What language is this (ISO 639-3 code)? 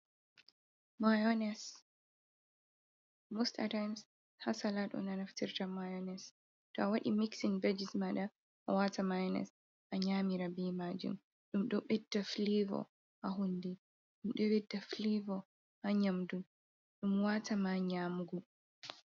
ful